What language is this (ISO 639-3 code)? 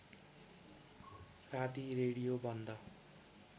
nep